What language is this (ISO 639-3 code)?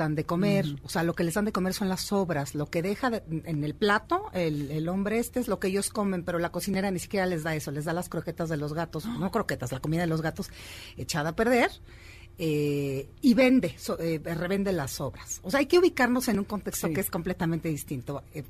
spa